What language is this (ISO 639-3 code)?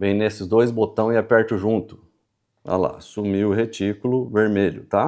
por